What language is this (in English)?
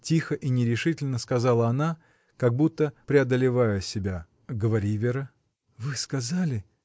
Russian